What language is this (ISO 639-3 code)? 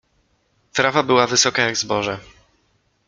pol